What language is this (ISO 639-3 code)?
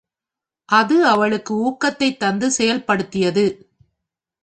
tam